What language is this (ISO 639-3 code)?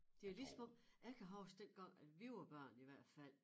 dan